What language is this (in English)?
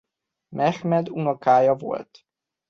Hungarian